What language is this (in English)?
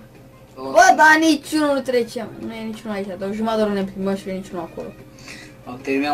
Romanian